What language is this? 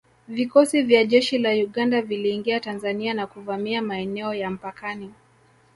Swahili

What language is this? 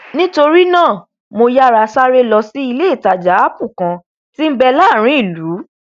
Yoruba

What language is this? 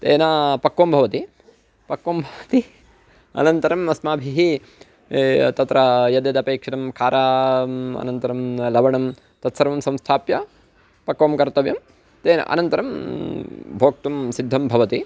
Sanskrit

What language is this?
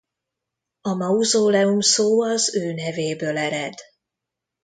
Hungarian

